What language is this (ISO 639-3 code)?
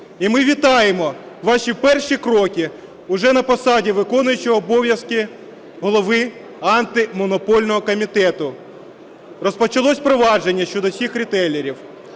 ukr